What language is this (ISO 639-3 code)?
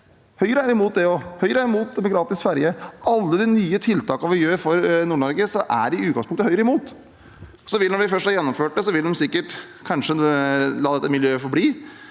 nor